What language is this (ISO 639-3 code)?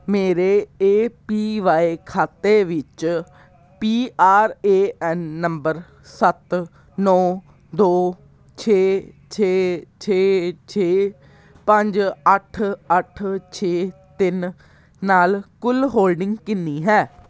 pan